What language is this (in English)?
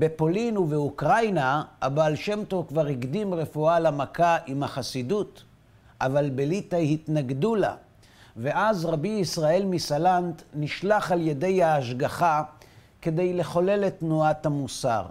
Hebrew